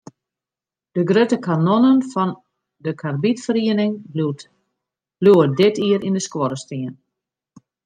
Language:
Western Frisian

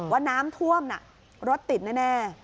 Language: Thai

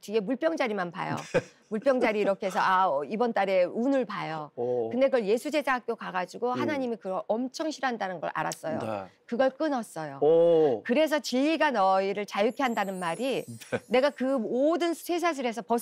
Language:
Korean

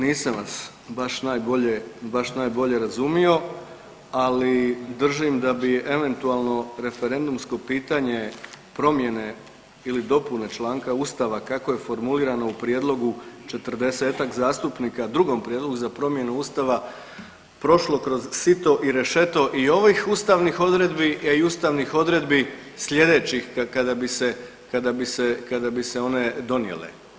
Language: Croatian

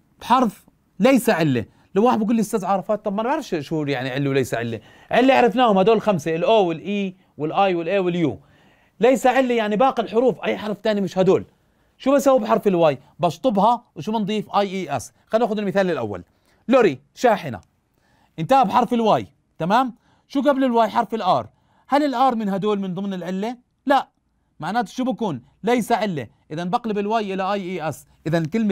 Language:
Arabic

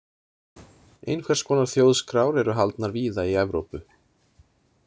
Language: Icelandic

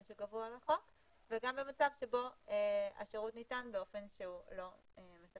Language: Hebrew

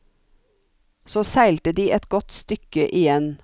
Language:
Norwegian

